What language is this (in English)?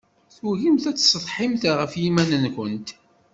Kabyle